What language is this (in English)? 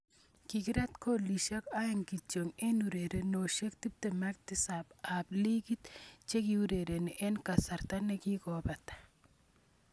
Kalenjin